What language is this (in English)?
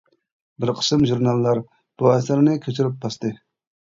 Uyghur